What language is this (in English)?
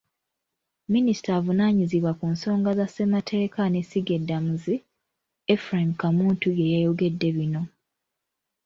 Ganda